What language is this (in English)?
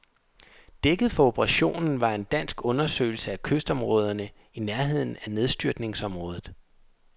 Danish